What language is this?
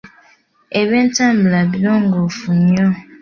Ganda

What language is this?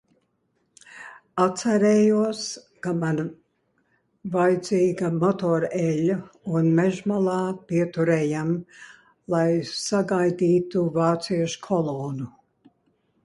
Latvian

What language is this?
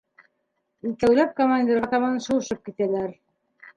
Bashkir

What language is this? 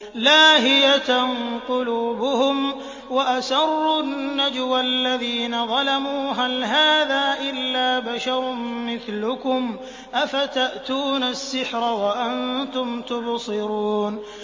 Arabic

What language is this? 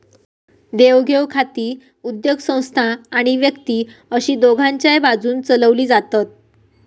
Marathi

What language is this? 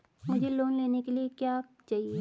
Hindi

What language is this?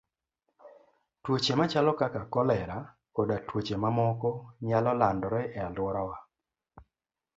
Luo (Kenya and Tanzania)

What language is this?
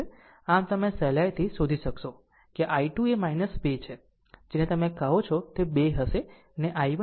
Gujarati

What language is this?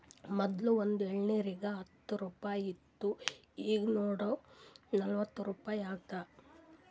Kannada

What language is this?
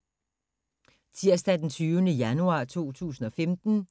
Danish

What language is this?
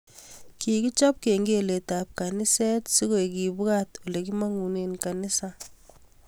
Kalenjin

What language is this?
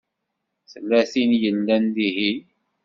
Kabyle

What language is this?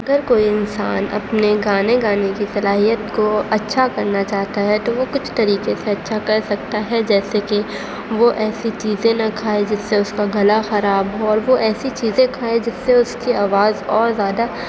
Urdu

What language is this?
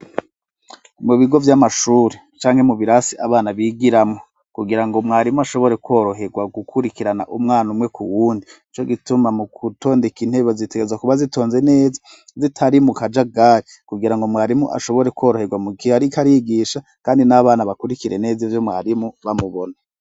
Rundi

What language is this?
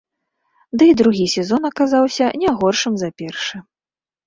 Belarusian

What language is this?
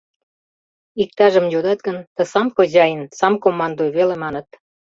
Mari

